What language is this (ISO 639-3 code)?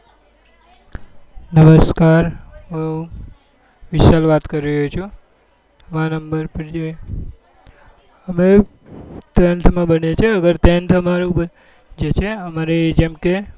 guj